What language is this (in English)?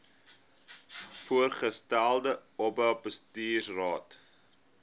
Afrikaans